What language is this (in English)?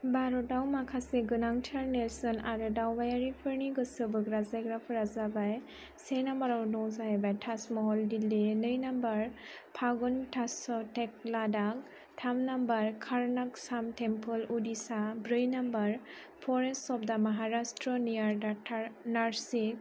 Bodo